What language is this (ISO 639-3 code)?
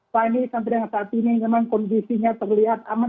ind